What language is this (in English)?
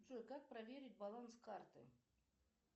Russian